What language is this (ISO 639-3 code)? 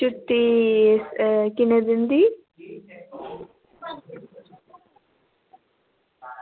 doi